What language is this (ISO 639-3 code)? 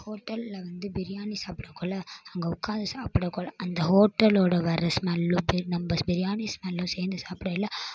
tam